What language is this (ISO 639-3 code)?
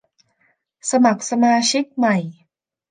tha